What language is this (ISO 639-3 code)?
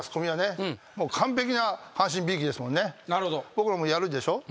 jpn